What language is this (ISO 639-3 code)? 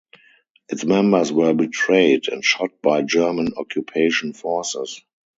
eng